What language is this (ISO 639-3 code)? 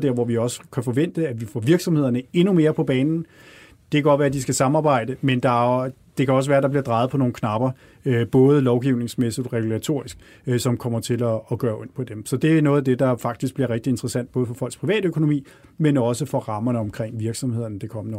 dan